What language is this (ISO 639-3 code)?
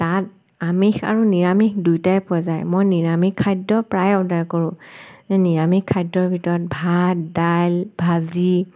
asm